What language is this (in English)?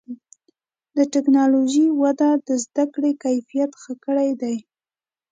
Pashto